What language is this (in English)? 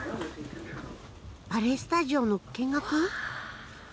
Japanese